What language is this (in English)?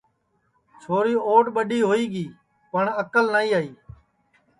Sansi